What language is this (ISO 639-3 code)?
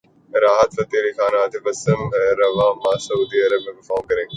urd